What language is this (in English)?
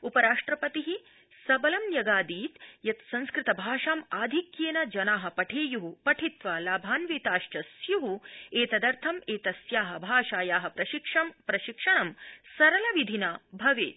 Sanskrit